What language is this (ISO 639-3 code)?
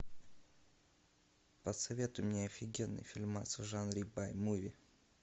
rus